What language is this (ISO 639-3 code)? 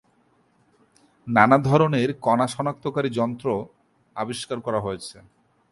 ben